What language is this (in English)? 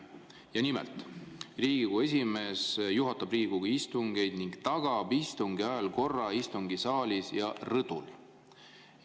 Estonian